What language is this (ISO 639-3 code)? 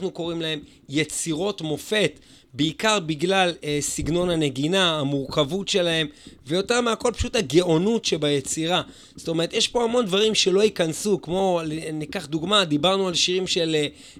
heb